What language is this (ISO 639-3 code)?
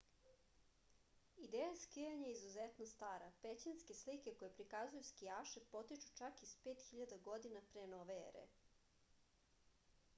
srp